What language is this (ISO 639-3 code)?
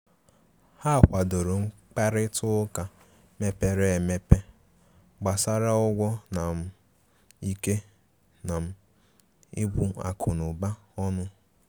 ibo